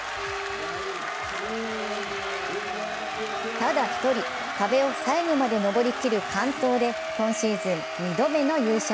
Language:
Japanese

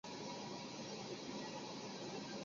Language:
Chinese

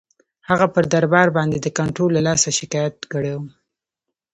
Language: Pashto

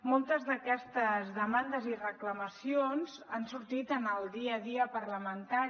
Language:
Catalan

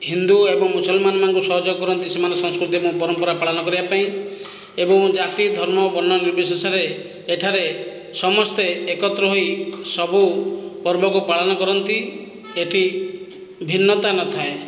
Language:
Odia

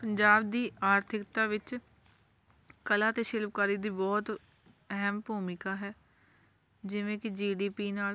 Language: Punjabi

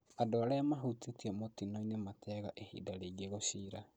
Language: Kikuyu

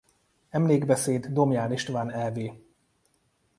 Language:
Hungarian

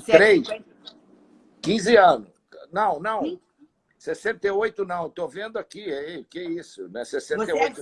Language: Portuguese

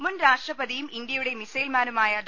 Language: Malayalam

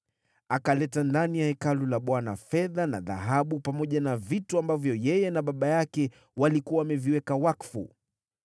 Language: Swahili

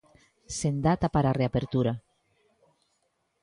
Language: Galician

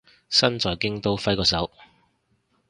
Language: Cantonese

